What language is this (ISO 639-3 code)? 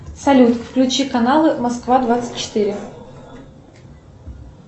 rus